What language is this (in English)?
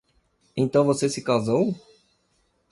Portuguese